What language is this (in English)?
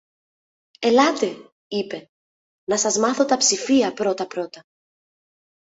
Greek